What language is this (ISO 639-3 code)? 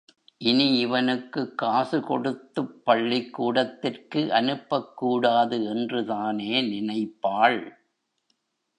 tam